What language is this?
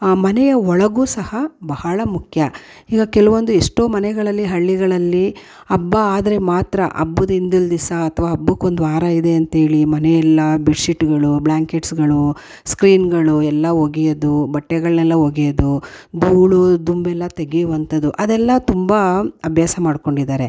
Kannada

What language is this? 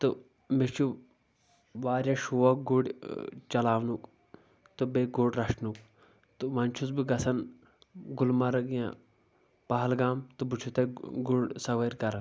Kashmiri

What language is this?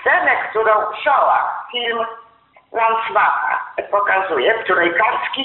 Polish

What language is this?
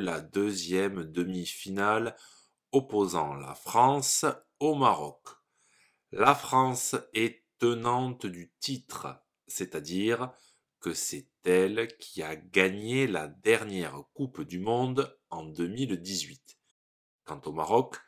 French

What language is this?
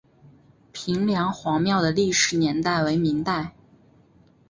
Chinese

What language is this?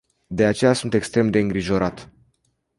Romanian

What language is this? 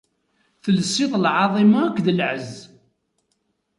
Kabyle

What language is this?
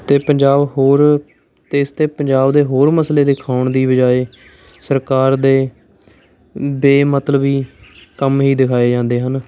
Punjabi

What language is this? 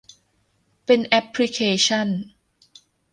Thai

